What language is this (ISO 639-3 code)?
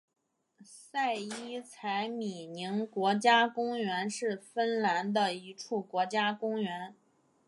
zho